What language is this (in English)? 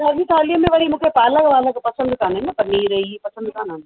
Sindhi